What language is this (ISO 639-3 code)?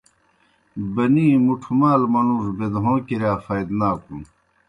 plk